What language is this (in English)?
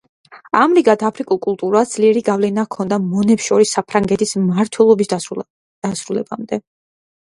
Georgian